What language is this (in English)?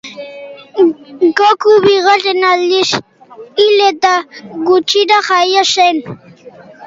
Basque